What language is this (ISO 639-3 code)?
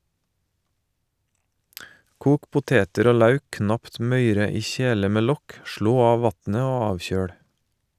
nor